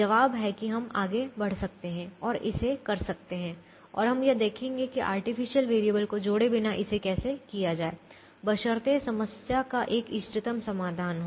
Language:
Hindi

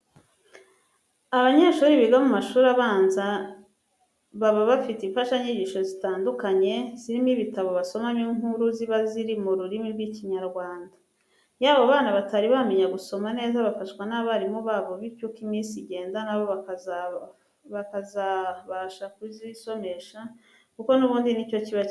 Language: Kinyarwanda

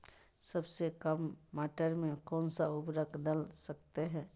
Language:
Magahi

